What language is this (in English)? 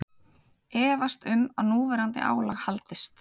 Icelandic